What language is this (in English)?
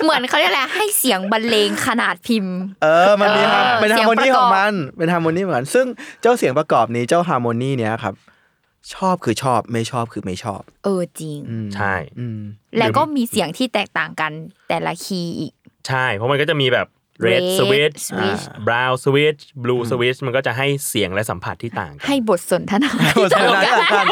Thai